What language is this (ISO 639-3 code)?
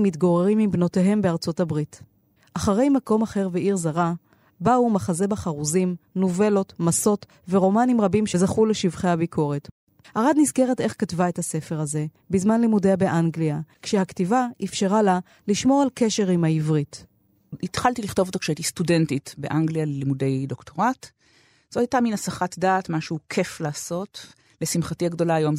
heb